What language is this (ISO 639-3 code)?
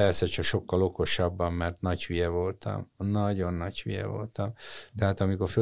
hun